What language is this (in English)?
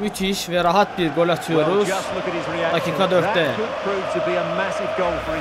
Turkish